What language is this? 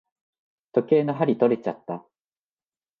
Japanese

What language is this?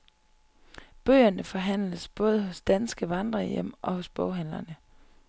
Danish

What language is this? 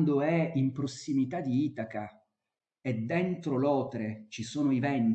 Italian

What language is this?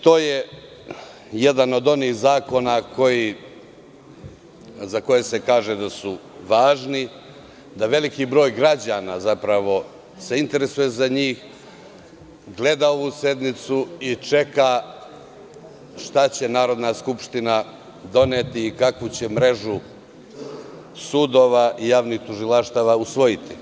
Serbian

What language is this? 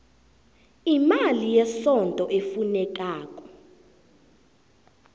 South Ndebele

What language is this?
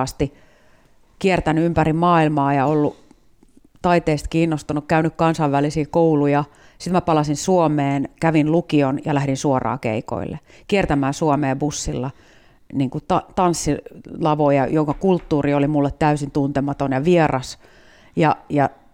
Finnish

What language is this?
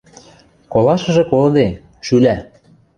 Western Mari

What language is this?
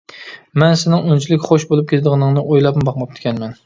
Uyghur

